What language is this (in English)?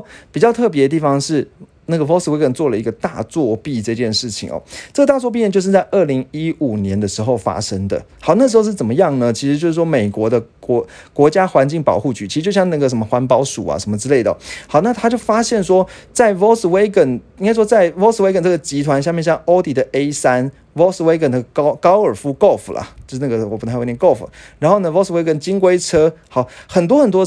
Chinese